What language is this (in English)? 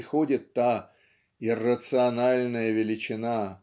Russian